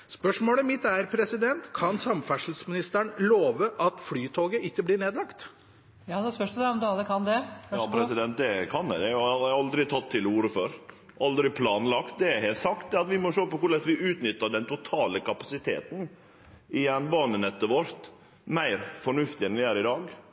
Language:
Norwegian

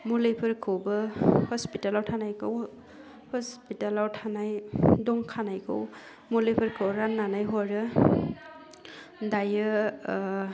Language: Bodo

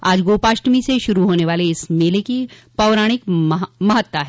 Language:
Hindi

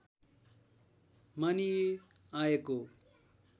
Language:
Nepali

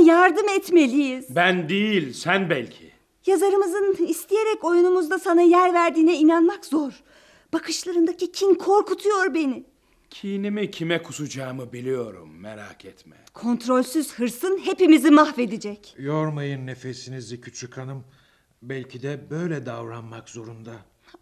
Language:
Turkish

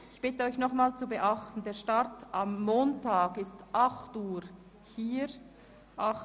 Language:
Swiss German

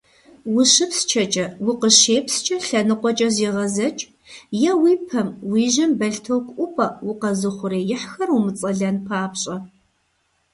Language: Kabardian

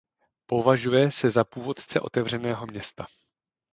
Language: Czech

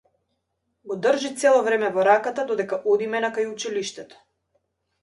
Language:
Macedonian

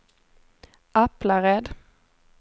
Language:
Swedish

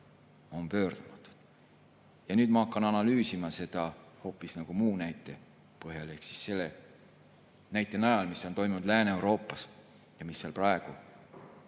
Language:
Estonian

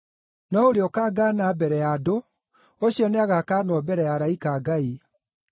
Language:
Kikuyu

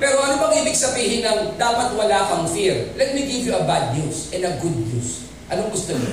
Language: Filipino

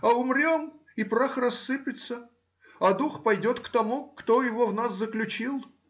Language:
Russian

